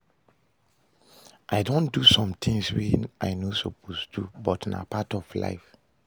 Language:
Nigerian Pidgin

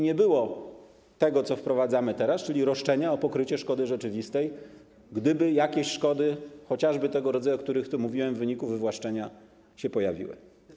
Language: Polish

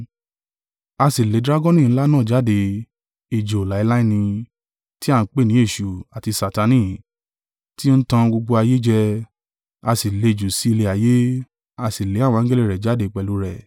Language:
Yoruba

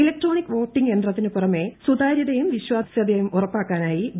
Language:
Malayalam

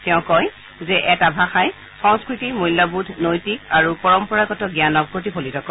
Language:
Assamese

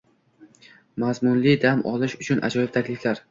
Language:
Uzbek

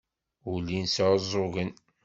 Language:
Kabyle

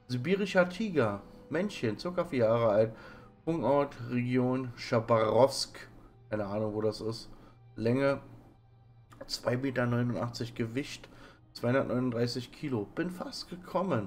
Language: German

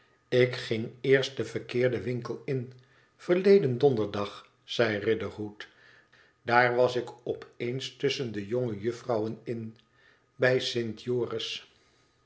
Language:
Dutch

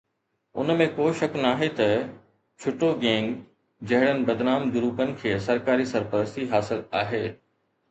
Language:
Sindhi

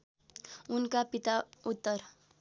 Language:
Nepali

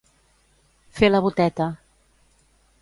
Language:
Catalan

